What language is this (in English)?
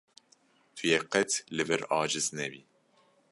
Kurdish